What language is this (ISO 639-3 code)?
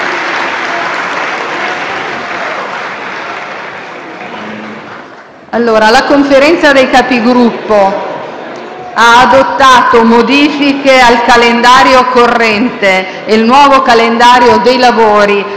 ita